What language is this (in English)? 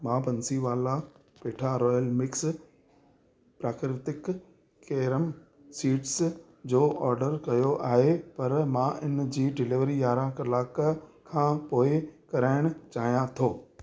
Sindhi